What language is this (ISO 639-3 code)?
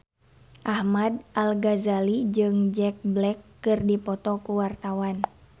sun